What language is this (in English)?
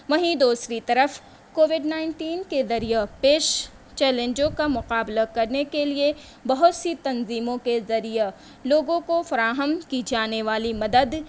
Urdu